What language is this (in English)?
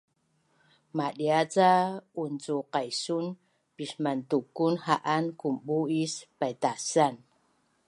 Bunun